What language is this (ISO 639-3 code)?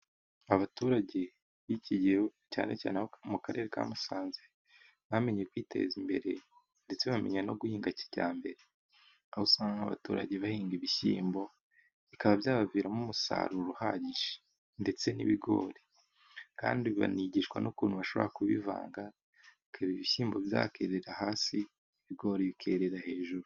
kin